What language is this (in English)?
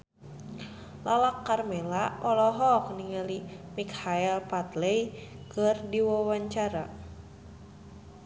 Sundanese